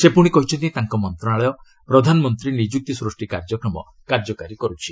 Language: Odia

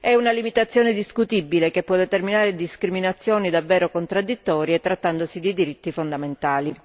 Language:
Italian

